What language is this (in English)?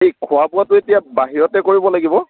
Assamese